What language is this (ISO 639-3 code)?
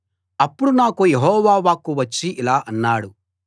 tel